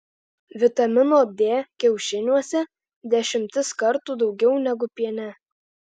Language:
Lithuanian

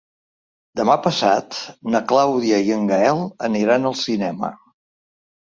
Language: Catalan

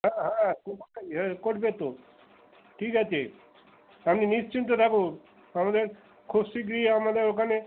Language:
Bangla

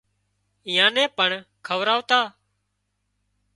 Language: Wadiyara Koli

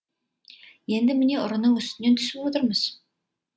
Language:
Kazakh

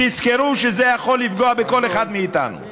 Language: Hebrew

